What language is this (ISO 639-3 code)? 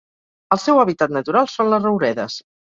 cat